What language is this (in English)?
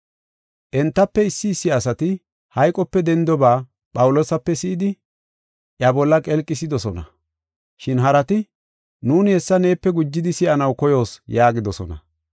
Gofa